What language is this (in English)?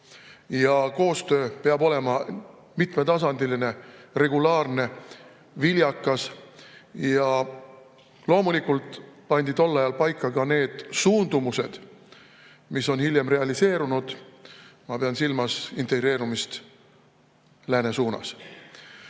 Estonian